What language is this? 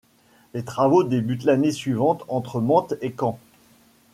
French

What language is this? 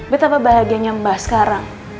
Indonesian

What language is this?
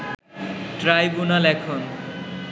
Bangla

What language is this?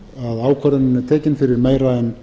Icelandic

